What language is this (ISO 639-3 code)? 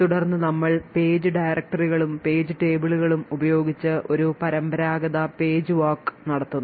mal